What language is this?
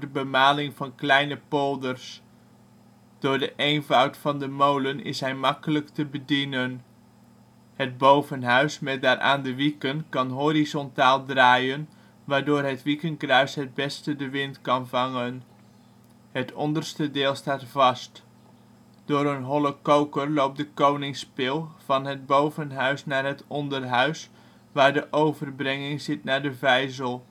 Dutch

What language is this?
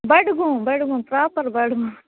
Kashmiri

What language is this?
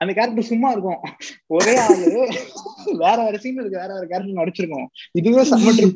Tamil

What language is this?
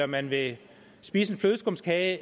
Danish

